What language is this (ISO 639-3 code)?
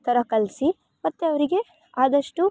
kan